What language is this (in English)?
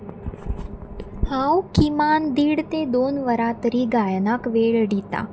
Konkani